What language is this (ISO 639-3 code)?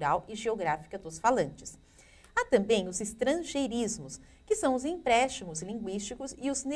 por